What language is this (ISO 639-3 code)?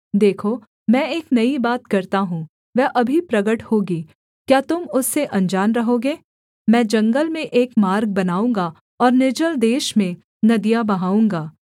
hin